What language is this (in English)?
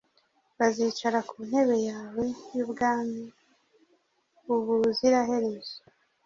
Kinyarwanda